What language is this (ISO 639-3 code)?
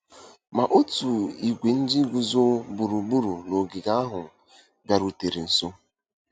ibo